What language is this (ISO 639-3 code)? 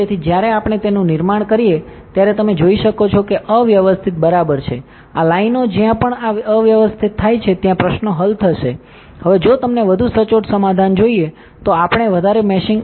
guj